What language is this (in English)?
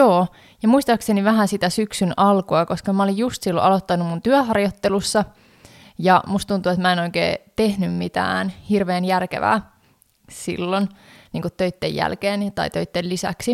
Finnish